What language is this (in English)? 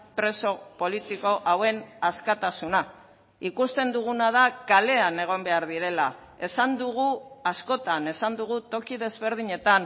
Basque